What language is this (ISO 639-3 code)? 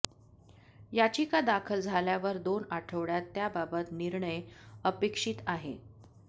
mar